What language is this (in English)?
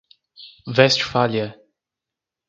Portuguese